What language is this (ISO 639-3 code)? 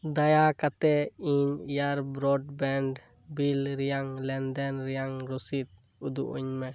sat